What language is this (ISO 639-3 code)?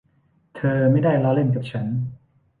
tha